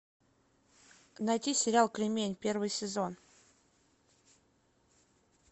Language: Russian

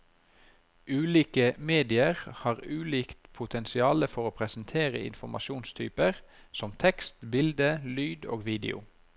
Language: Norwegian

